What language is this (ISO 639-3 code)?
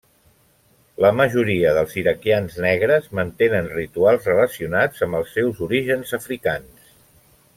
cat